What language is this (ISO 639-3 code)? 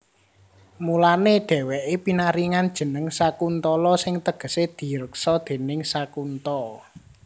jav